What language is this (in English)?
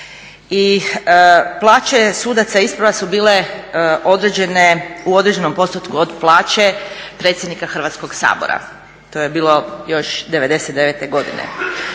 Croatian